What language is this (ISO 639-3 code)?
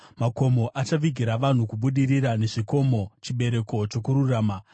sna